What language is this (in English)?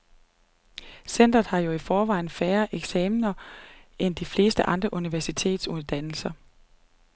Danish